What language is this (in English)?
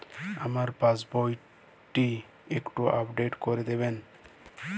Bangla